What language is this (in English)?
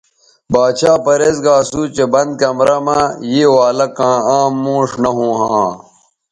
Bateri